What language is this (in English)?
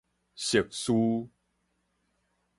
Min Nan Chinese